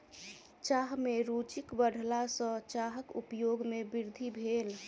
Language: Maithili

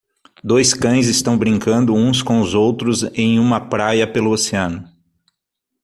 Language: Portuguese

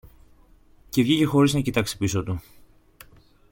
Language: Greek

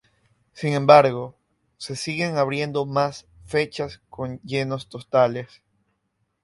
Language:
Spanish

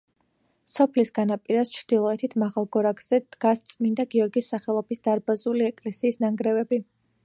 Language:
Georgian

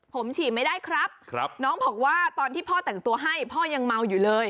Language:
Thai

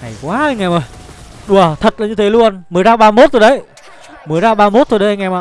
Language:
Vietnamese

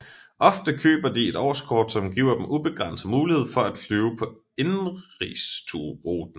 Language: Danish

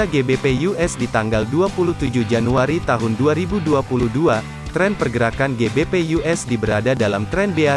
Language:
Indonesian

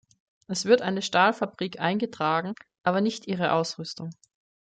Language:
German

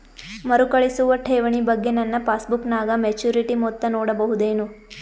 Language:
Kannada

